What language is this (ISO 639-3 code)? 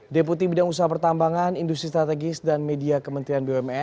ind